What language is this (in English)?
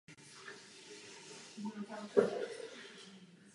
Czech